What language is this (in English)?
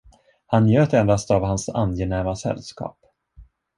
Swedish